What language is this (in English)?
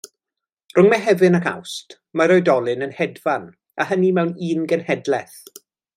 Welsh